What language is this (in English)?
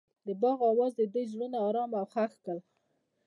Pashto